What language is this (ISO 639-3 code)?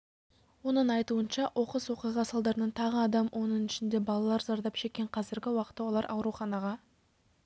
kaz